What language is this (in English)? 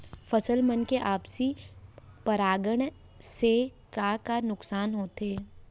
Chhattisgarhi